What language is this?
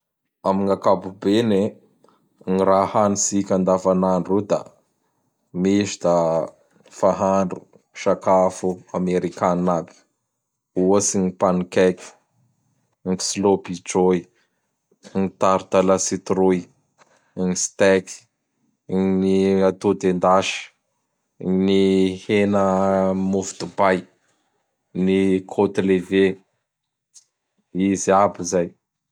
Bara Malagasy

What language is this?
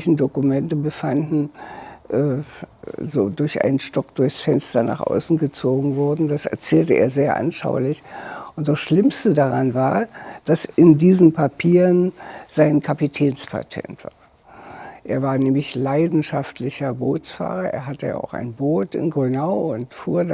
German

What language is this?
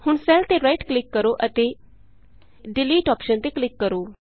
Punjabi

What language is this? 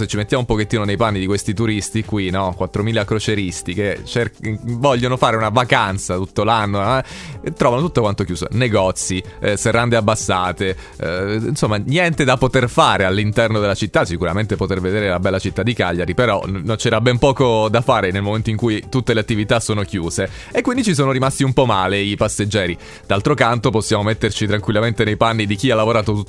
Italian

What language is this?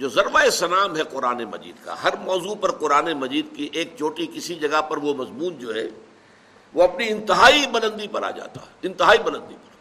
Urdu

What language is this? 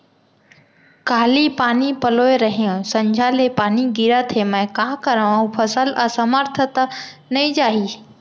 Chhattisgarhi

